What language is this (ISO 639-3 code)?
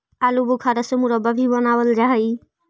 mag